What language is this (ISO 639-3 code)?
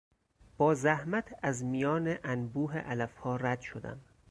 fas